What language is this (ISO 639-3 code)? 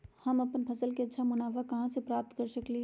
mag